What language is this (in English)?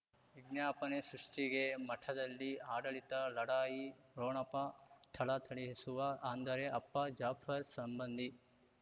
Kannada